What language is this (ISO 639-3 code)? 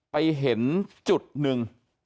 tha